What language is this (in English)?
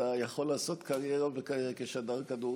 Hebrew